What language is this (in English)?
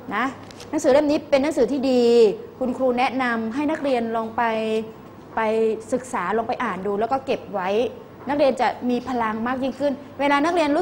Thai